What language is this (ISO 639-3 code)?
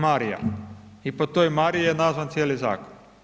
hrv